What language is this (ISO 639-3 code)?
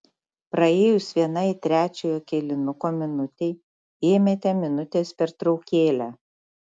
lit